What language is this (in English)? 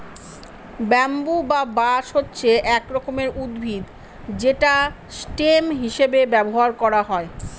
Bangla